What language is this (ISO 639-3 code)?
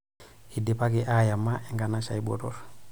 mas